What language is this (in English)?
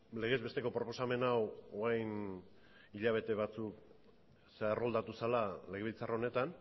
Basque